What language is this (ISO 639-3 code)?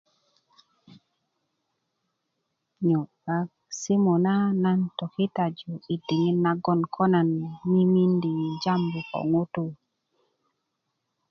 ukv